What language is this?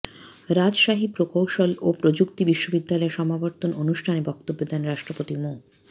Bangla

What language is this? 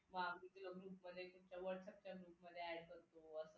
Marathi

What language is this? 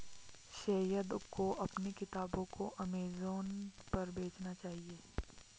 Hindi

